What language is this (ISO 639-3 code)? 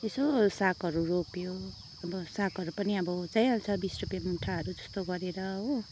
nep